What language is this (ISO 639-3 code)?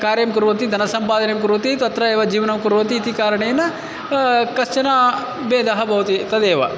san